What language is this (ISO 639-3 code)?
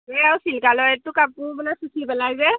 asm